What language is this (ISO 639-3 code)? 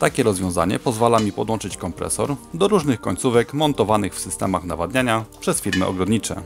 pol